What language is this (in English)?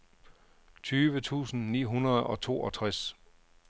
Danish